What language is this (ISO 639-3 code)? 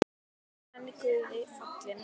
isl